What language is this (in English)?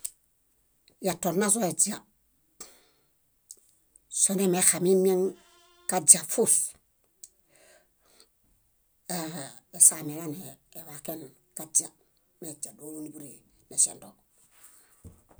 Bayot